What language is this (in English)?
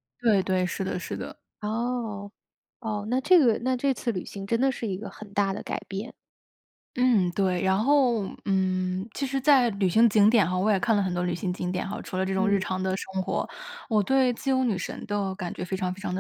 Chinese